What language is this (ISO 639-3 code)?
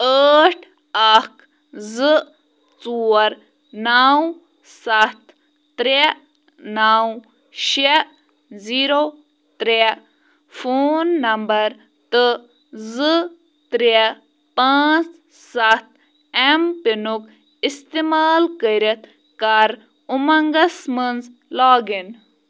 kas